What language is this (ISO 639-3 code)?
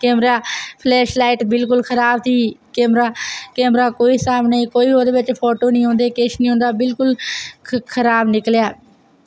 doi